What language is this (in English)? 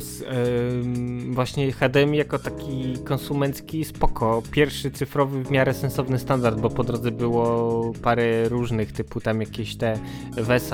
Polish